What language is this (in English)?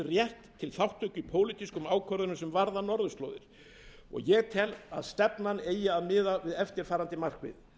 Icelandic